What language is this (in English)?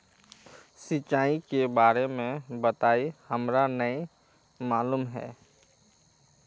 Magahi